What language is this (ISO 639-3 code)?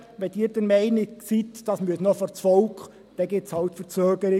gsw